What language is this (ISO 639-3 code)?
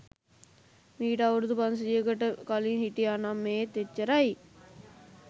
sin